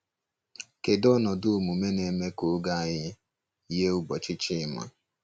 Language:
Igbo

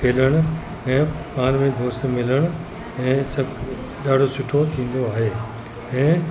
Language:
Sindhi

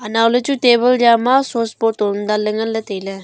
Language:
Wancho Naga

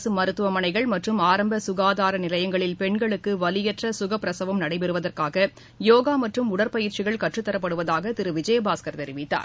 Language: Tamil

